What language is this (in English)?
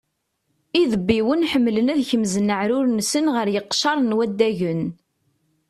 Kabyle